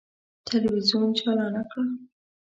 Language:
Pashto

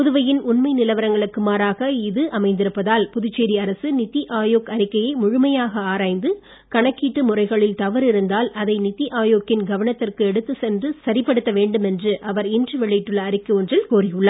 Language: Tamil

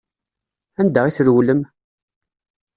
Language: Kabyle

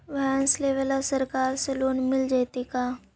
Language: Magahi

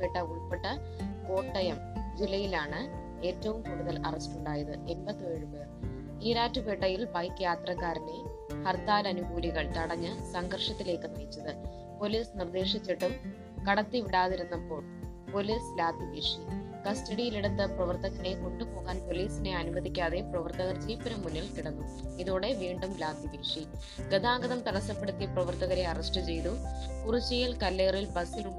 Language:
Malayalam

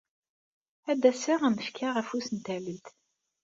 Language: Kabyle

